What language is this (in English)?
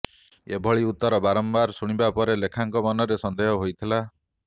Odia